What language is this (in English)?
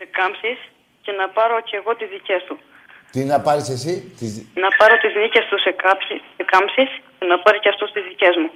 Greek